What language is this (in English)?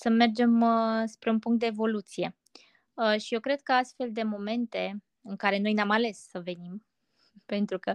Romanian